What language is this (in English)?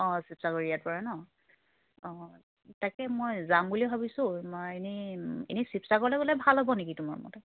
Assamese